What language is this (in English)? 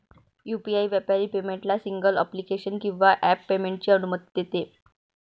Marathi